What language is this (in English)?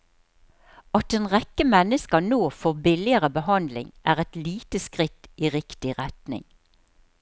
Norwegian